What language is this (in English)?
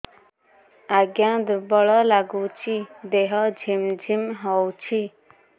Odia